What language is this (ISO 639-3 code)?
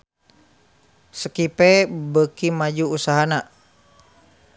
sun